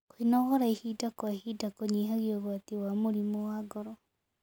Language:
Kikuyu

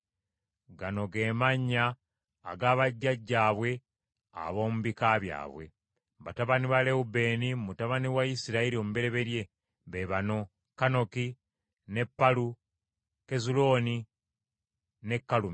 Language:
Ganda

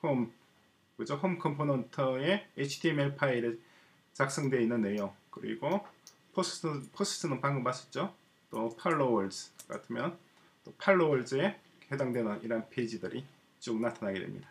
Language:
Korean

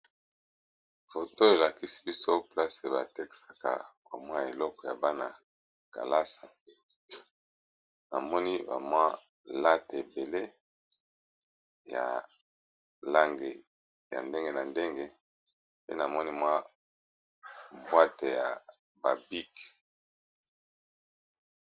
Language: Lingala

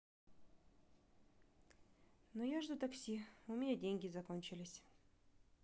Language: Russian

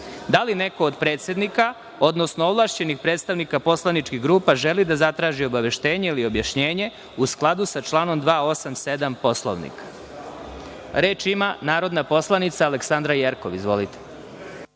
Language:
Serbian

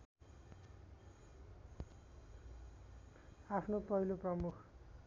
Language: Nepali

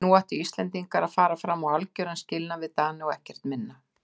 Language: Icelandic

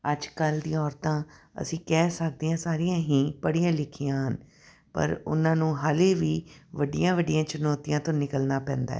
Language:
Punjabi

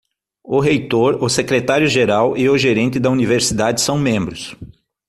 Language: Portuguese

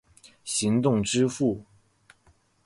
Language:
Chinese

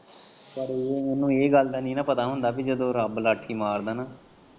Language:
Punjabi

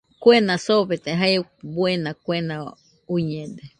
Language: Nüpode Huitoto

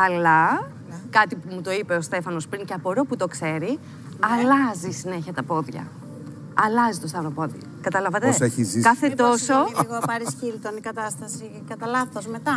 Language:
Greek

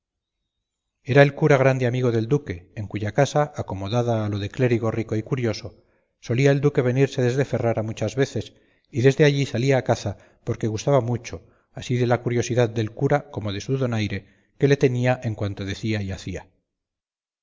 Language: Spanish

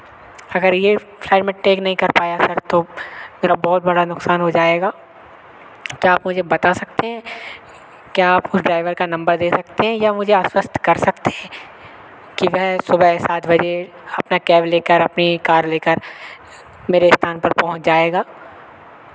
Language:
Hindi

